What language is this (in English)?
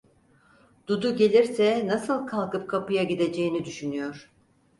Turkish